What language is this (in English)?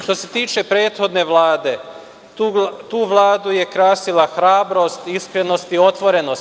Serbian